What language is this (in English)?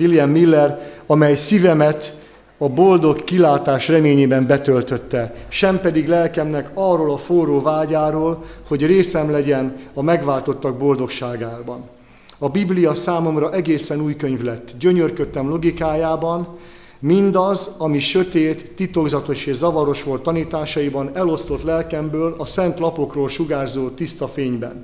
Hungarian